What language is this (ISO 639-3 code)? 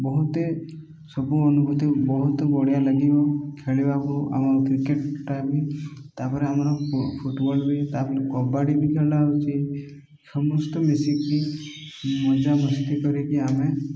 ori